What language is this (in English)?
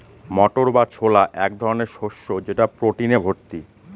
Bangla